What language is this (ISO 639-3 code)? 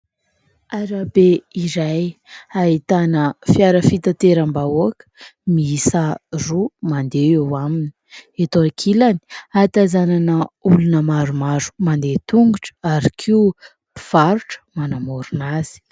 mlg